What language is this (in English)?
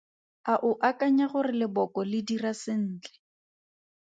Tswana